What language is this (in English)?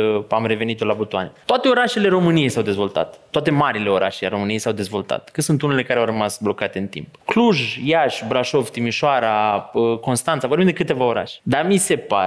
Romanian